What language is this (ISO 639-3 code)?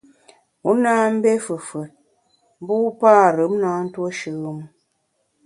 bax